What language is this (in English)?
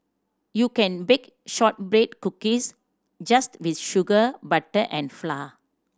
English